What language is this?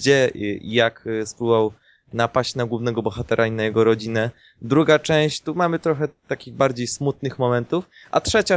Polish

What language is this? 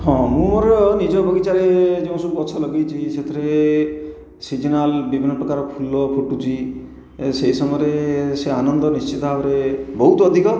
Odia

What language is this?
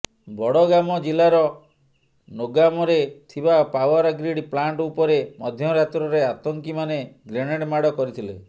Odia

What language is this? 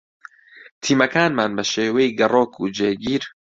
Central Kurdish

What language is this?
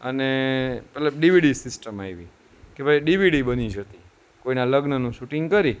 Gujarati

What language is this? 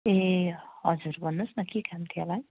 Nepali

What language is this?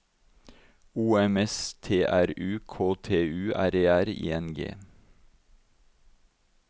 Norwegian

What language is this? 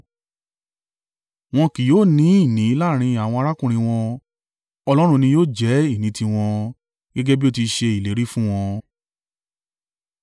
Yoruba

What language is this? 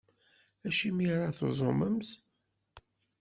Kabyle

